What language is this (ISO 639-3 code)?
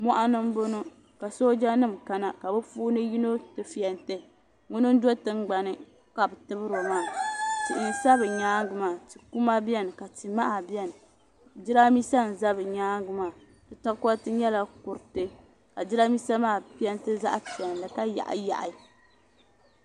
dag